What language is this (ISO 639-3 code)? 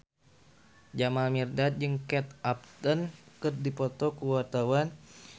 sun